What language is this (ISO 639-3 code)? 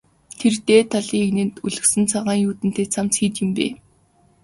mon